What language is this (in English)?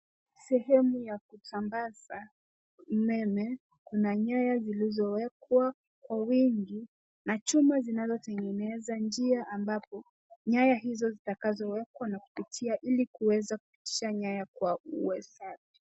Swahili